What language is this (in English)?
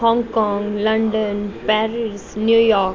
Gujarati